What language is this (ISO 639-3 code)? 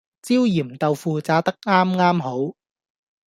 yue